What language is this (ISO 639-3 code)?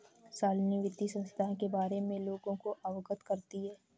hin